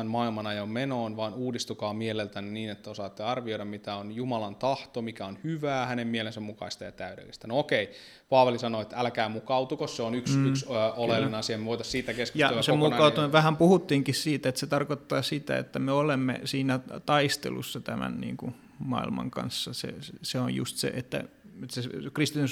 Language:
Finnish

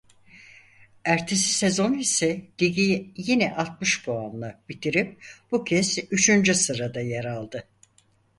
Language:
Turkish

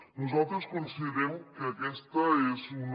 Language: Catalan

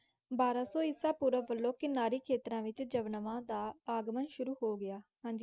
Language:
Punjabi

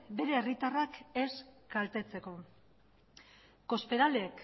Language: Basque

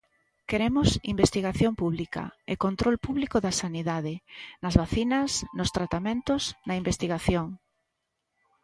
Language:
Galician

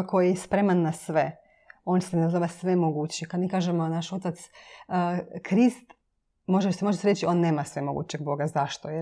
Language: Croatian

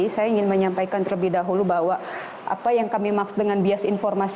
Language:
Indonesian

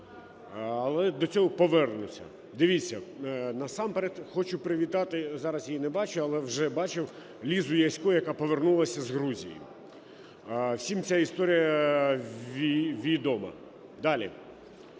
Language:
Ukrainian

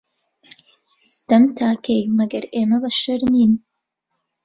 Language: Central Kurdish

